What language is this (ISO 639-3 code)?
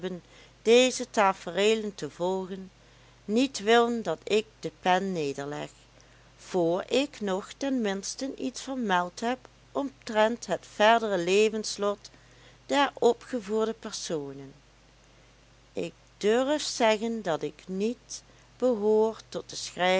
nld